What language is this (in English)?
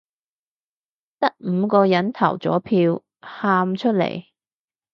Cantonese